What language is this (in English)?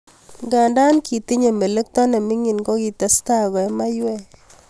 Kalenjin